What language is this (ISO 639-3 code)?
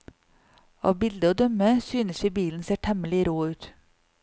nor